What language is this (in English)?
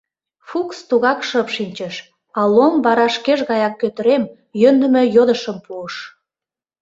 Mari